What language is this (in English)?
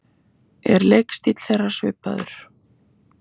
Icelandic